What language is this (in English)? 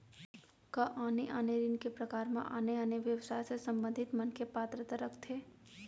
Chhattisgarhi